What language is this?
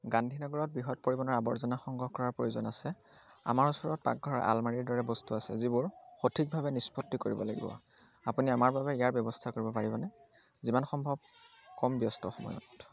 Assamese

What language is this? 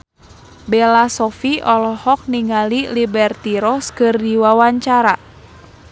Sundanese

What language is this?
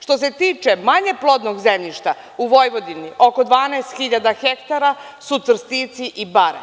Serbian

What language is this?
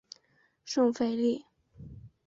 Chinese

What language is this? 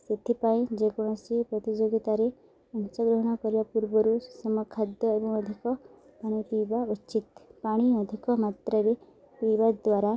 Odia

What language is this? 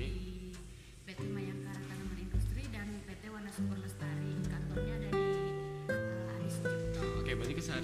Indonesian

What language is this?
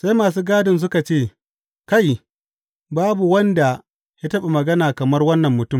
Hausa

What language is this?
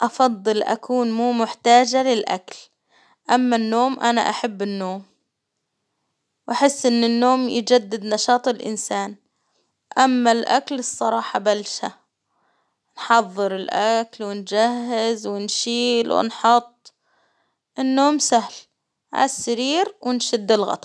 Hijazi Arabic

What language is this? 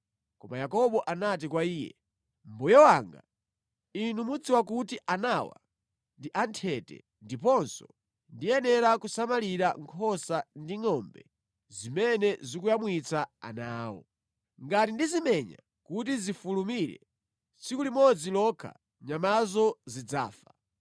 Nyanja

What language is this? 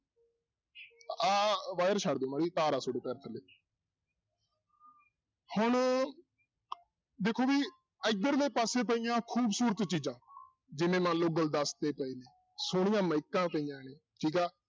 Punjabi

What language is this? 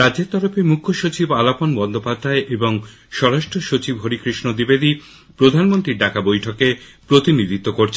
Bangla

